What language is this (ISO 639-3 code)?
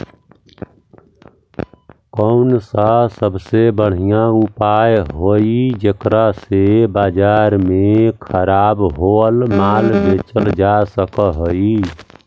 mag